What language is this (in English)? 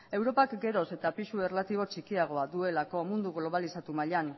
Basque